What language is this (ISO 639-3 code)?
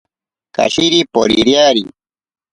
prq